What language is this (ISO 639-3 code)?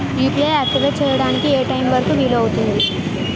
tel